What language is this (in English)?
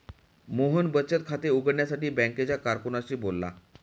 Marathi